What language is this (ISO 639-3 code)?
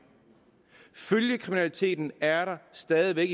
dan